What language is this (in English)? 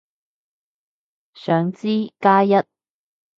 Cantonese